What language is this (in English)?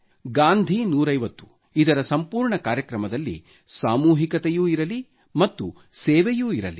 Kannada